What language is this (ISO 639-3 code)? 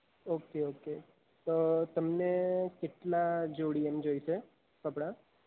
guj